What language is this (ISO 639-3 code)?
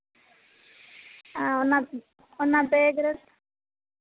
sat